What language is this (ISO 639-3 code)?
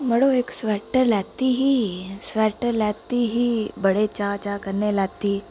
doi